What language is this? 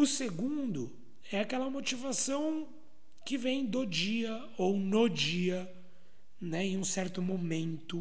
Portuguese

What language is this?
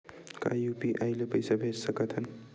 Chhattisgarhi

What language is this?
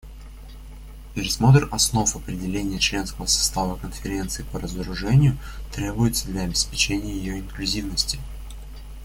Russian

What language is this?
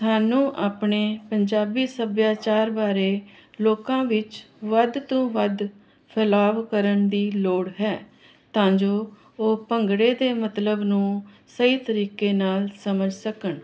Punjabi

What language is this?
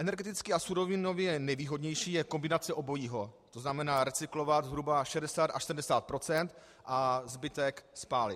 Czech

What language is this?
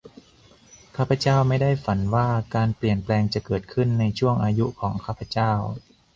Thai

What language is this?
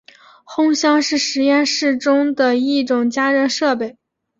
Chinese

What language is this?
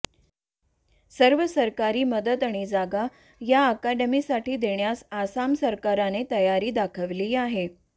Marathi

